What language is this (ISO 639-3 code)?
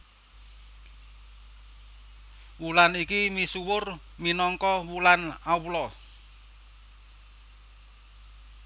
jav